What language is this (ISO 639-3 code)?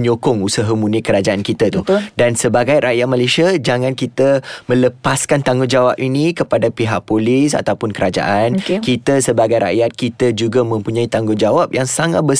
msa